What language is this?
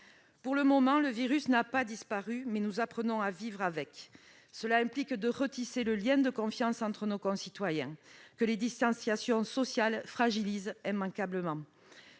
French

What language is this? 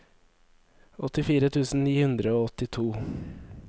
Norwegian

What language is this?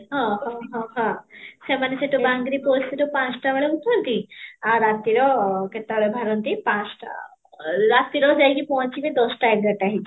Odia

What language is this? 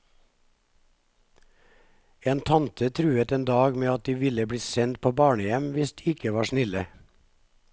Norwegian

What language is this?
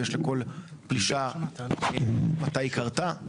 Hebrew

